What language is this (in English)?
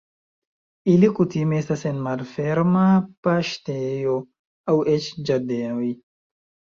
Esperanto